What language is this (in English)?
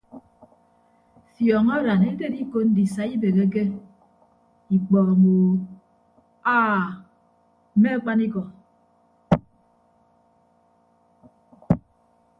Ibibio